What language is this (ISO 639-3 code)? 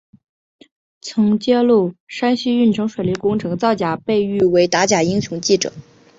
zho